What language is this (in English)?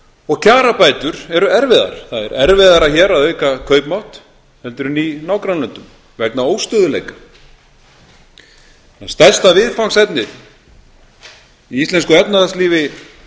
Icelandic